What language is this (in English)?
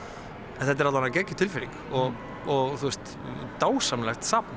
Icelandic